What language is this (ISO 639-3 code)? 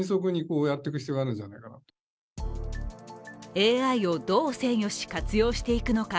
jpn